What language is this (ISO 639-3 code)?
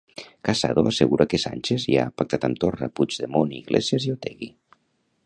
cat